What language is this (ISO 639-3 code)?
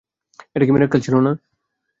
ben